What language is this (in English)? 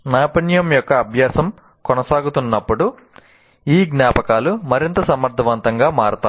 Telugu